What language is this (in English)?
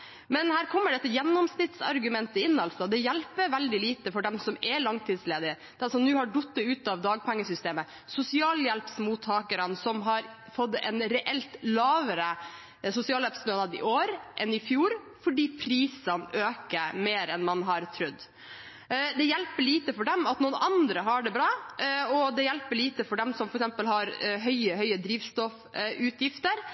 Norwegian Bokmål